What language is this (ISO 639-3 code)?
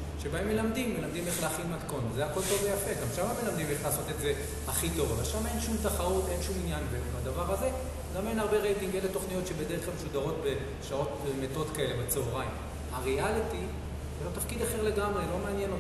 heb